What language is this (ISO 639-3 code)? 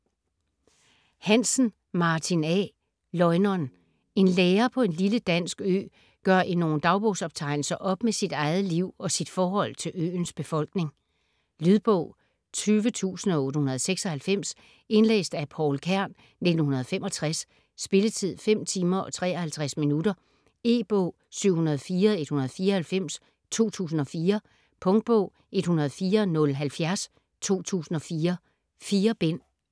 dan